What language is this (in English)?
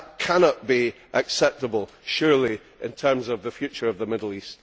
English